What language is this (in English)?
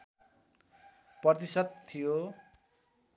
Nepali